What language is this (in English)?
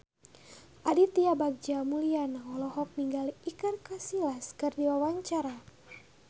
Sundanese